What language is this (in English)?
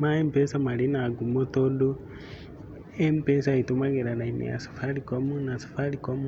Kikuyu